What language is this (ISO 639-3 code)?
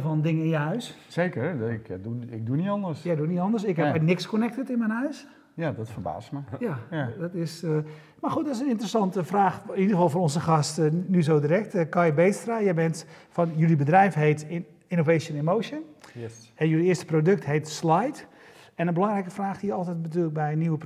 nld